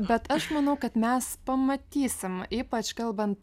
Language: Lithuanian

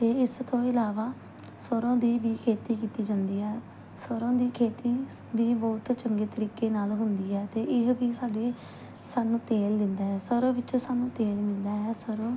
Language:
Punjabi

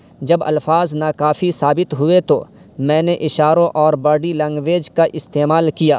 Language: Urdu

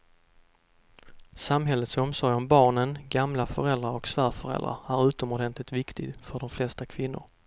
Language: Swedish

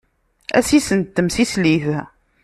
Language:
Kabyle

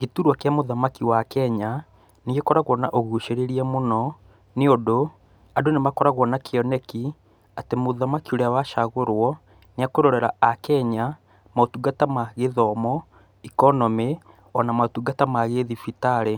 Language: Kikuyu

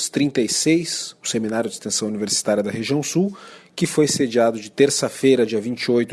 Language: Portuguese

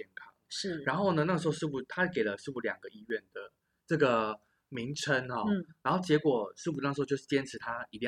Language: Chinese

